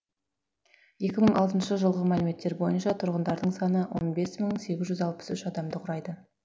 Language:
Kazakh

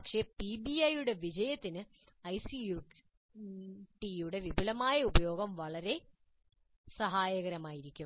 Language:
Malayalam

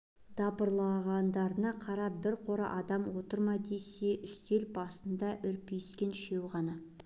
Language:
Kazakh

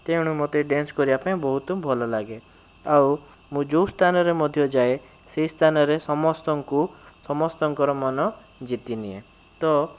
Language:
Odia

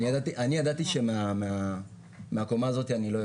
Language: Hebrew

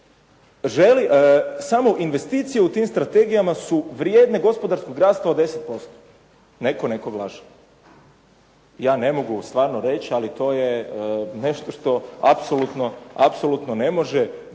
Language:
Croatian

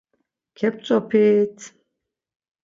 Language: Laz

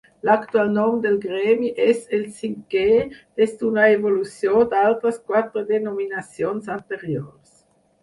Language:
Catalan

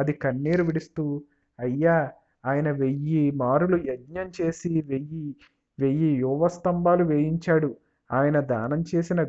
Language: Indonesian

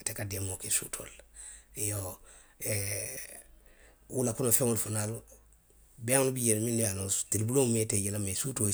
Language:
Western Maninkakan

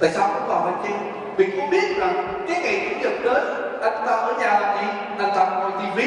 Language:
Vietnamese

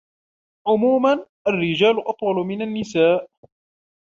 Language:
Arabic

